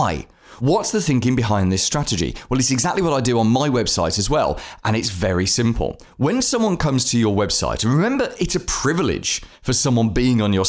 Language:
English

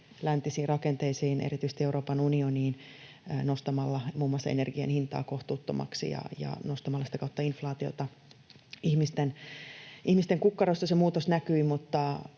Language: Finnish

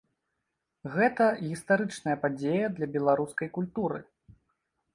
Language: Belarusian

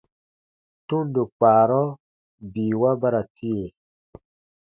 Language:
Baatonum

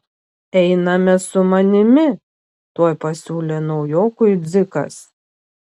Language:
Lithuanian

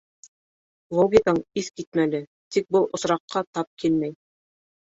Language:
Bashkir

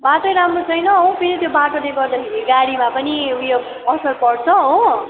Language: Nepali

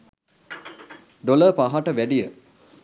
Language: Sinhala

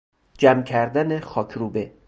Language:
Persian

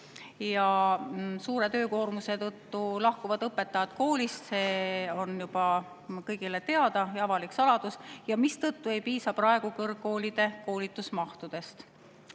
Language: Estonian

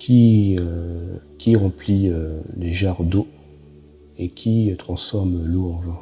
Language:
French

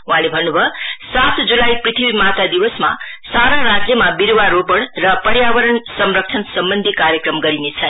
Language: Nepali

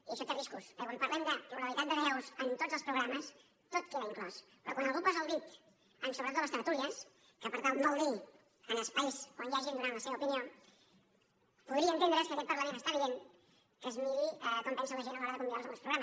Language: Catalan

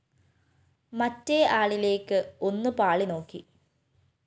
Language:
Malayalam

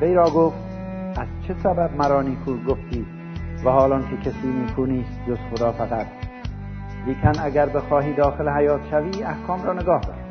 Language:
Persian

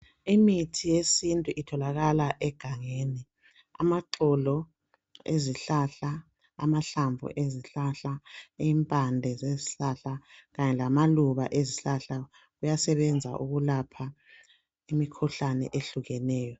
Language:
North Ndebele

